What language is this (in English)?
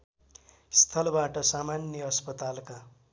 Nepali